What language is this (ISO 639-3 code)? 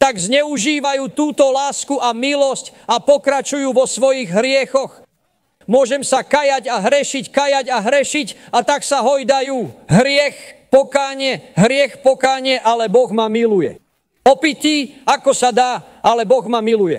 slk